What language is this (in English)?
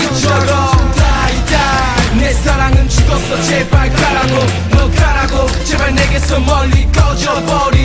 Turkish